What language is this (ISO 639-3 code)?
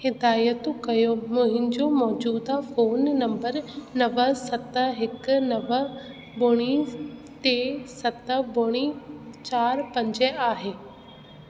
snd